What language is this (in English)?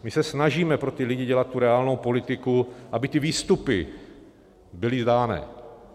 Czech